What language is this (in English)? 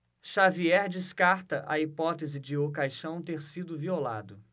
Portuguese